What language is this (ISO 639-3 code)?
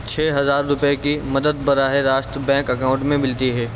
urd